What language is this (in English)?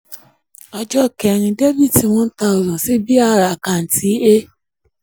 Yoruba